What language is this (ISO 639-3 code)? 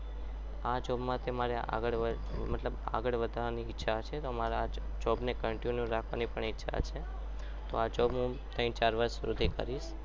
guj